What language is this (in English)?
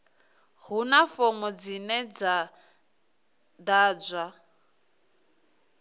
Venda